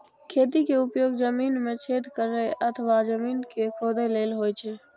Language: Maithili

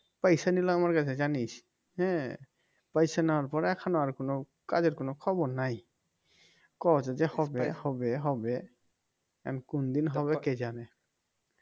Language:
Bangla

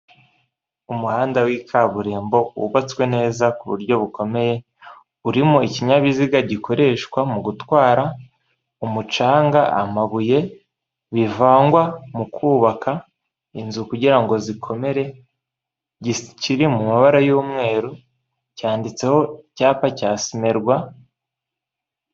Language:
Kinyarwanda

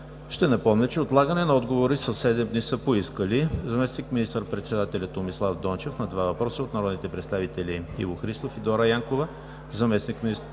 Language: Bulgarian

